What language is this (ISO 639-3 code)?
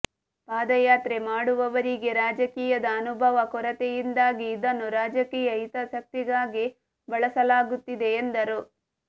kan